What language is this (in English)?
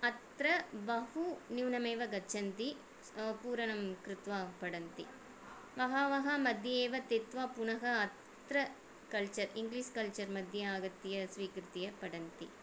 Sanskrit